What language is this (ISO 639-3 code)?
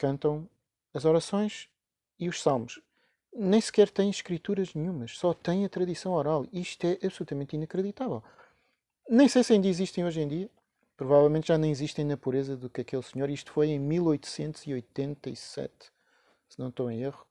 por